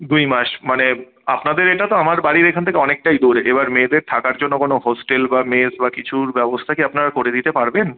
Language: Bangla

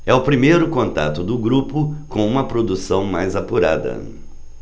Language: Portuguese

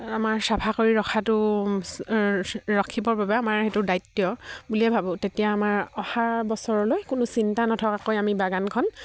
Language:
Assamese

